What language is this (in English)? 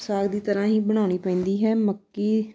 Punjabi